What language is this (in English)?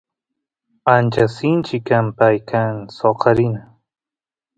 Santiago del Estero Quichua